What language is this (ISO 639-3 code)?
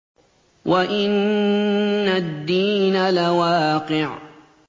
ara